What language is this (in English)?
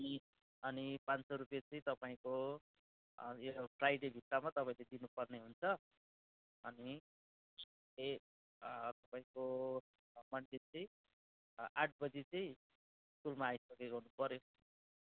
Nepali